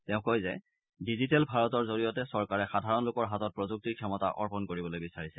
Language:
Assamese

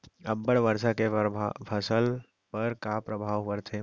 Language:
Chhattisgarhi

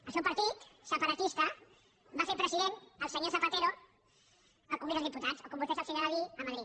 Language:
Catalan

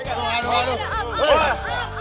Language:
Indonesian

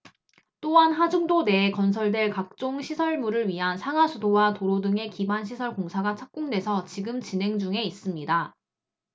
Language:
Korean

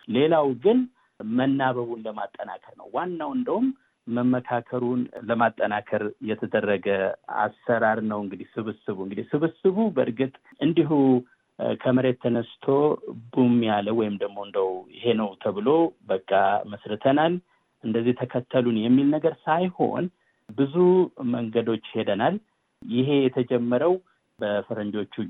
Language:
Amharic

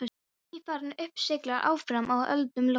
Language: Icelandic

